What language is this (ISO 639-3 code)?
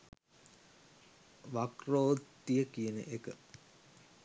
sin